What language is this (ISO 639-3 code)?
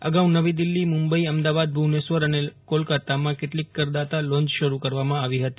guj